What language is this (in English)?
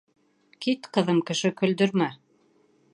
Bashkir